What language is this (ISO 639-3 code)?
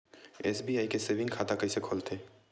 hne